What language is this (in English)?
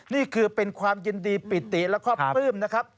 Thai